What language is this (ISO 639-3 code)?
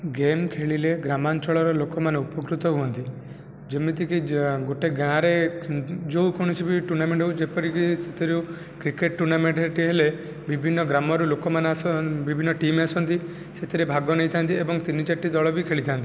ori